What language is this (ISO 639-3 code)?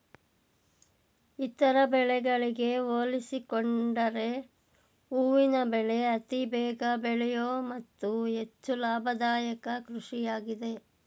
kan